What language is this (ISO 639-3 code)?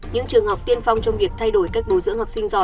vie